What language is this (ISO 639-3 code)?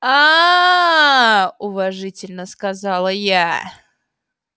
rus